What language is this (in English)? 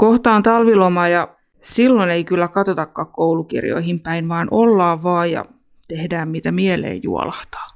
Finnish